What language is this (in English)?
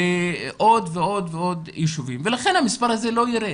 Hebrew